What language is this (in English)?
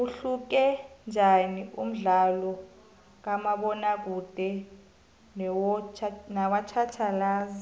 South Ndebele